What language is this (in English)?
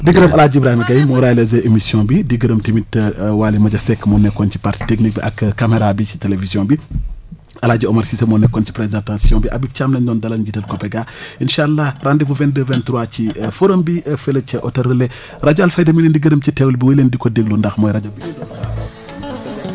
Wolof